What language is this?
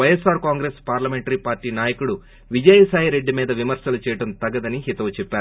Telugu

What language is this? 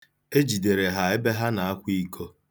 Igbo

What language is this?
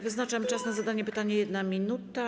Polish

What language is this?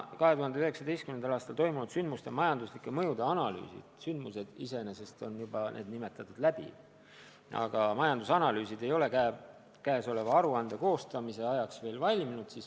Estonian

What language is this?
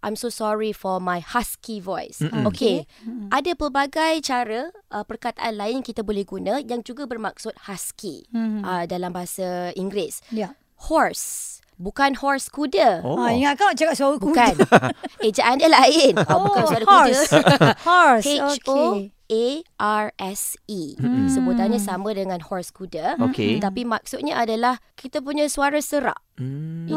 Malay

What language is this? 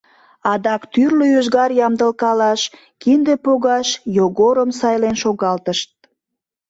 Mari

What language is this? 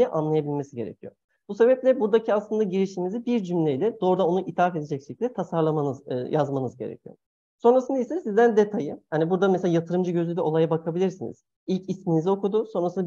Turkish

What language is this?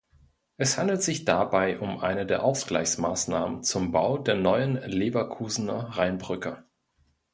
German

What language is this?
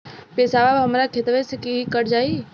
Bhojpuri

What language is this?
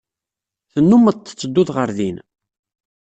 Kabyle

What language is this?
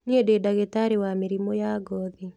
Kikuyu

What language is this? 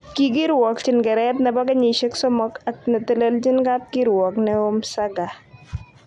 Kalenjin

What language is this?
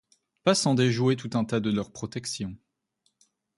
French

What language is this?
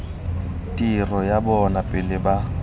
Tswana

